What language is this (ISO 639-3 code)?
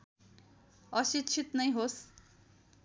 nep